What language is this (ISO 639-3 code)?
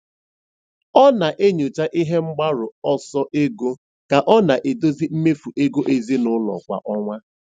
ibo